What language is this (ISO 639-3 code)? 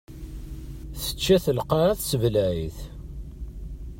kab